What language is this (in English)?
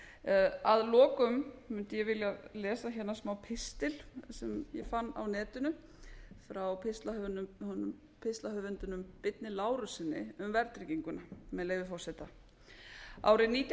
Icelandic